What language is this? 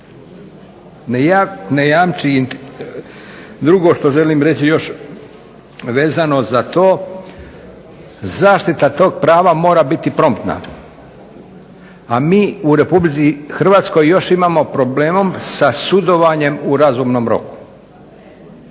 Croatian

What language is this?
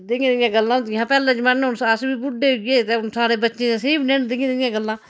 Dogri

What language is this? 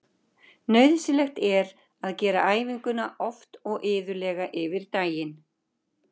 Icelandic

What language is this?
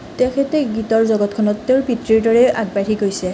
Assamese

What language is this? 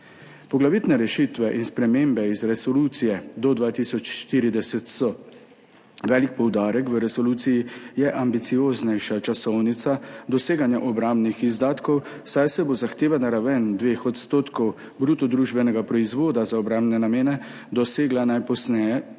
Slovenian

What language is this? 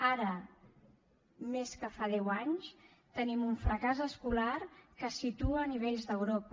Catalan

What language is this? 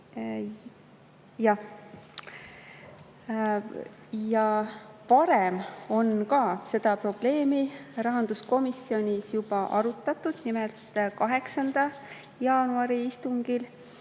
Estonian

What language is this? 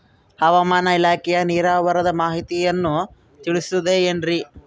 Kannada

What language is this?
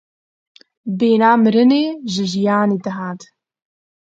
Kurdish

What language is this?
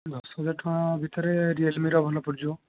Odia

